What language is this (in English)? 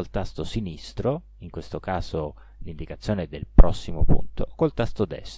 Italian